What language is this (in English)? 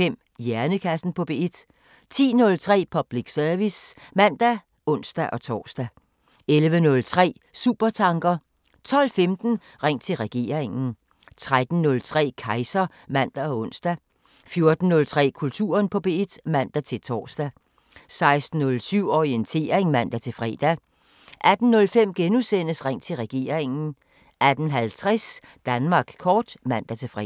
Danish